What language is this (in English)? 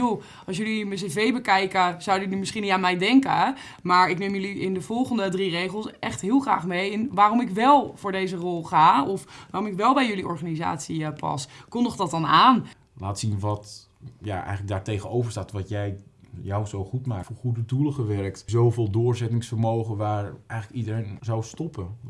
Dutch